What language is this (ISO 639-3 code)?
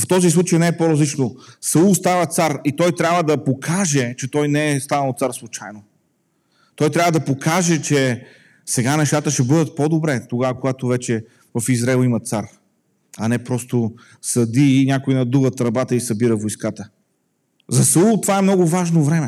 bul